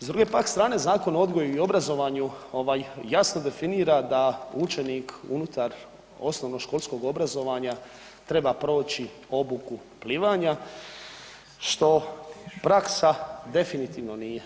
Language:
Croatian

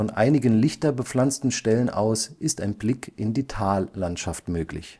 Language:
German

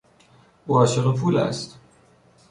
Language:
Persian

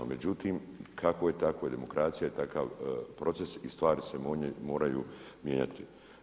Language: Croatian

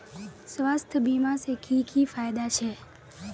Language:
Magahi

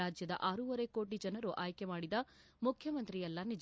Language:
Kannada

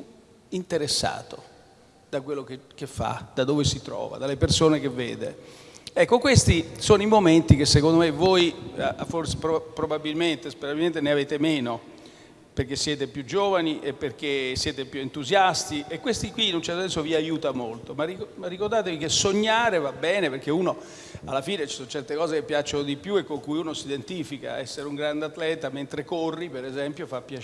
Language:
Italian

